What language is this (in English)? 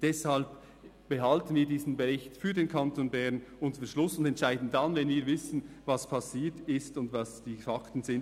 Swiss German